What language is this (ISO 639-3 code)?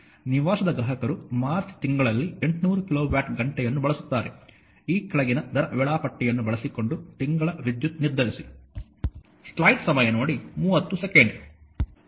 kan